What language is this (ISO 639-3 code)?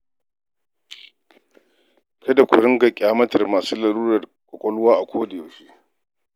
hau